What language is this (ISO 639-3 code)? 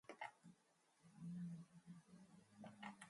mon